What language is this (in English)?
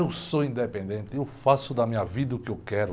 Portuguese